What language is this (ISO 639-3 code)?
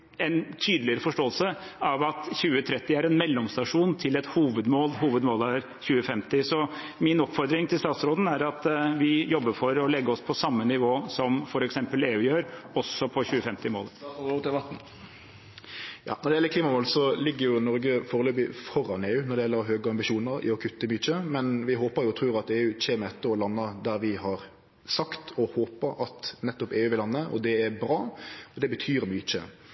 nor